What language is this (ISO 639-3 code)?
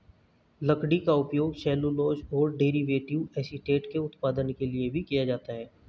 hin